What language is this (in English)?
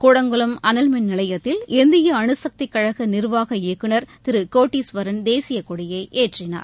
Tamil